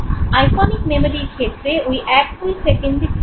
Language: Bangla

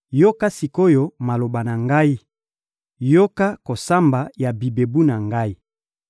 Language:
Lingala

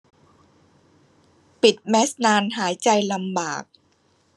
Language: Thai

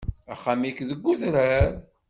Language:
Kabyle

